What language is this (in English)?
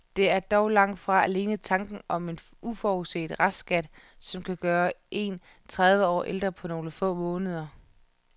Danish